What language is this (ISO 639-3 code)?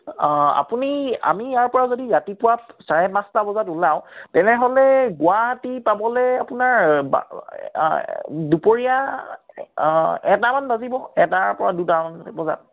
asm